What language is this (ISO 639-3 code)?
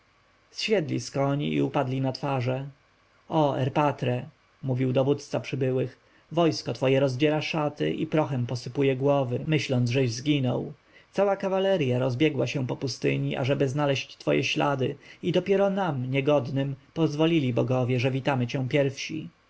pol